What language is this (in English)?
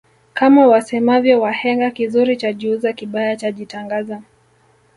Swahili